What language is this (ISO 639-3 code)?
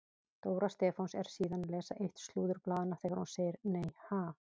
isl